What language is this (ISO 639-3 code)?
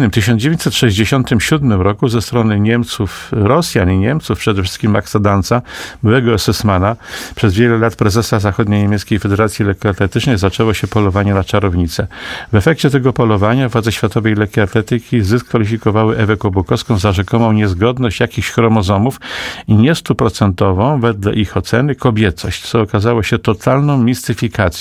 pol